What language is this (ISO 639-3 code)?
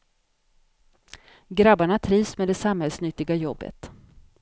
swe